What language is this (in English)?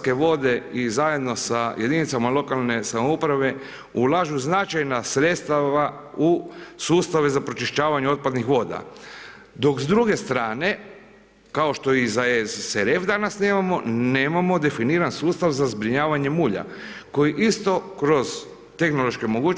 Croatian